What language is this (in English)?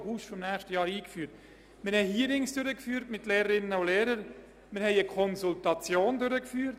Swiss German